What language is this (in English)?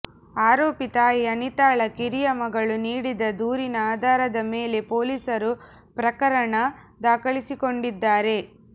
Kannada